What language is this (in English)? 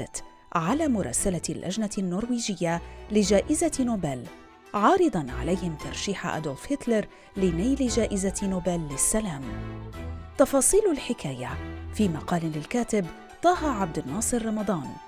Arabic